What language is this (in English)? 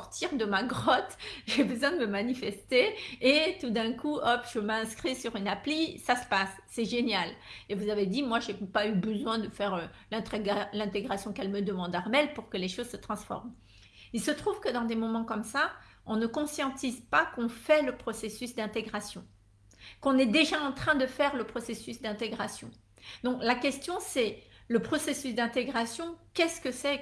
French